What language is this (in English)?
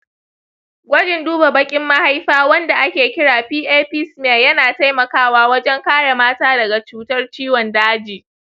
Hausa